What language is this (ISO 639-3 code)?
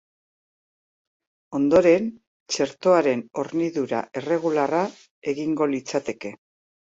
eus